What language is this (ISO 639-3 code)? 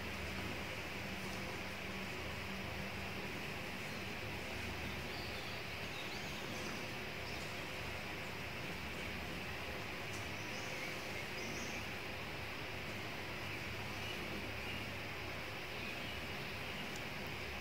ind